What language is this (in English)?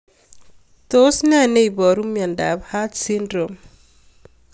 Kalenjin